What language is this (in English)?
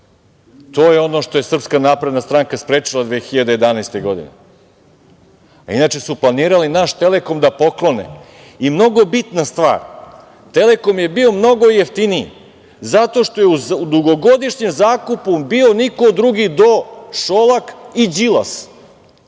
Serbian